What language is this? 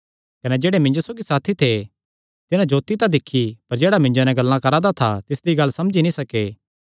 Kangri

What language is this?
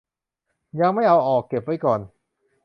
Thai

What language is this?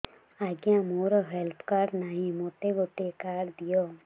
Odia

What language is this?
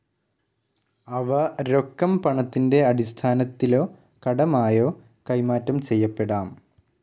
Malayalam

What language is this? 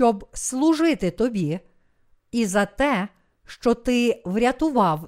Ukrainian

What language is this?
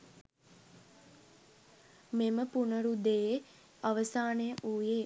Sinhala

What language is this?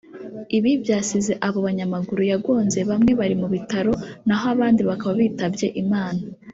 Kinyarwanda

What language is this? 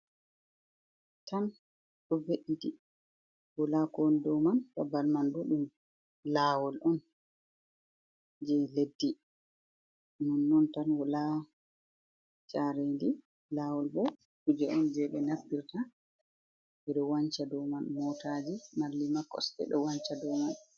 Fula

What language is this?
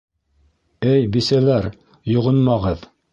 Bashkir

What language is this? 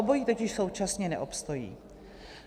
Czech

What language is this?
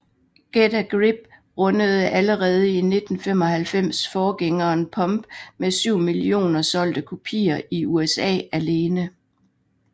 Danish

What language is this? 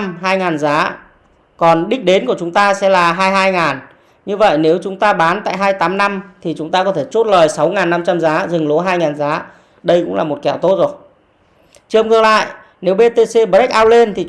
Vietnamese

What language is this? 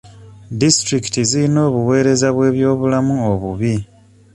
Ganda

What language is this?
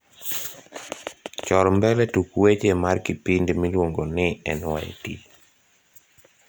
Luo (Kenya and Tanzania)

